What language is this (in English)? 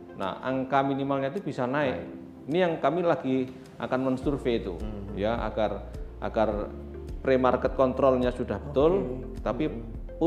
Indonesian